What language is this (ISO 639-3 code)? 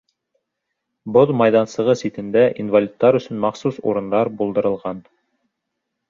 bak